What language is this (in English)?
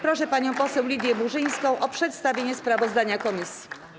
Polish